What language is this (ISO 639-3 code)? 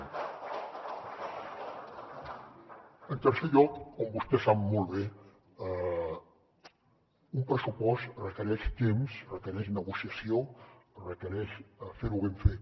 cat